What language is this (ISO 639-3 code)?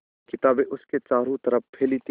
hin